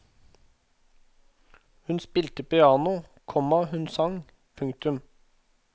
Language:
Norwegian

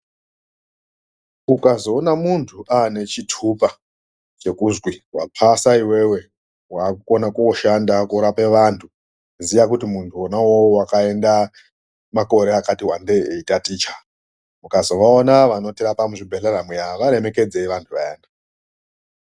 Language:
Ndau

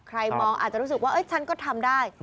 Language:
Thai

